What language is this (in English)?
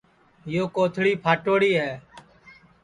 Sansi